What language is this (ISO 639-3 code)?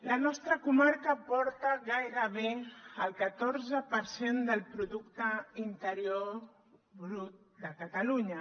cat